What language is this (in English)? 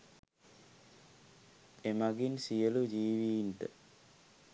Sinhala